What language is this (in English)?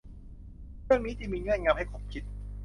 Thai